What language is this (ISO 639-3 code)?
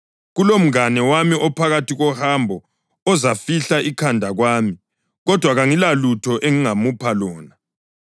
nde